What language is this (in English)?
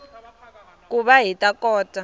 Tsonga